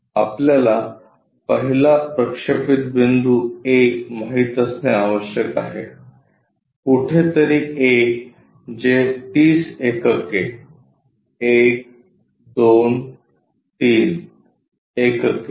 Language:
Marathi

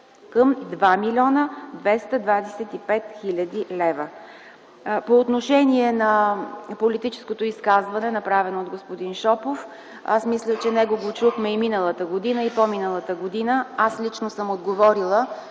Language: Bulgarian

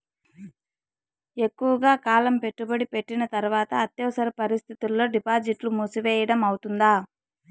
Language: Telugu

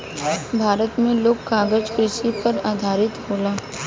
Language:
Bhojpuri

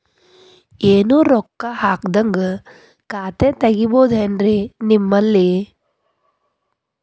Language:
Kannada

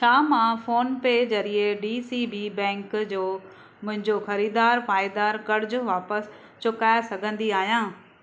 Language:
Sindhi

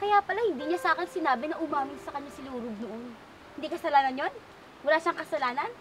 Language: Filipino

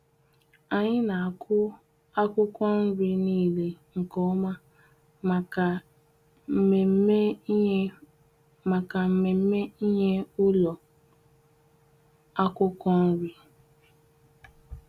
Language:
Igbo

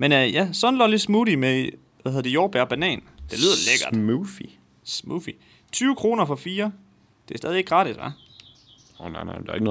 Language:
Danish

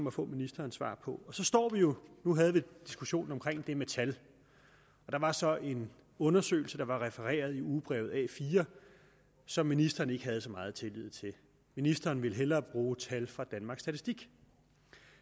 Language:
Danish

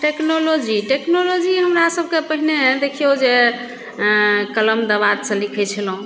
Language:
Maithili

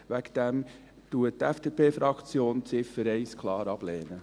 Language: Swiss German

